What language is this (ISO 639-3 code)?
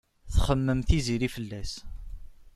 kab